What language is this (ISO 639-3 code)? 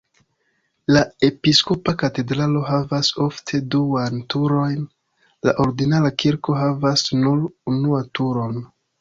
epo